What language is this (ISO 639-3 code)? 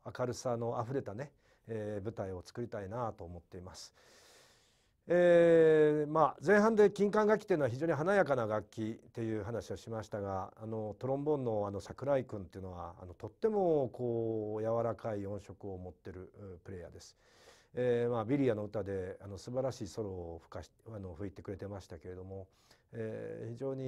jpn